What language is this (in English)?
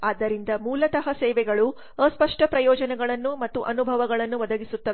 Kannada